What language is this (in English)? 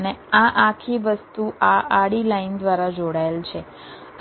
Gujarati